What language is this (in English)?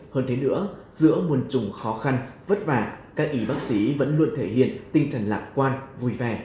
Vietnamese